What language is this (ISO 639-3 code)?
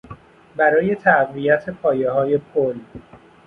fas